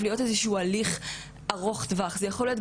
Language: Hebrew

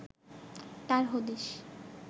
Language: Bangla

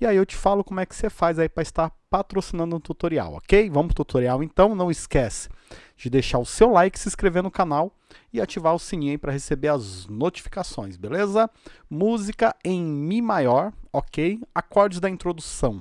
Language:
Portuguese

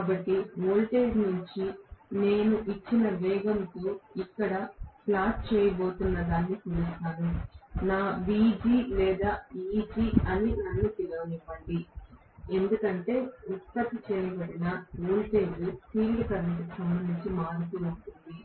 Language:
Telugu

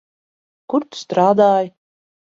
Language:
Latvian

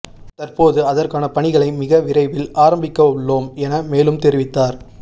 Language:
Tamil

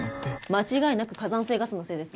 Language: Japanese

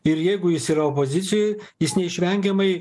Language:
Lithuanian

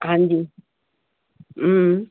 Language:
Sindhi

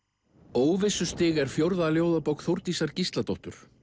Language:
Icelandic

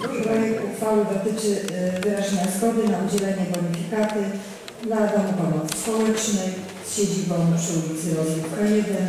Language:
Polish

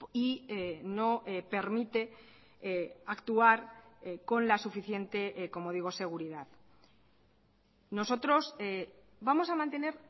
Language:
Spanish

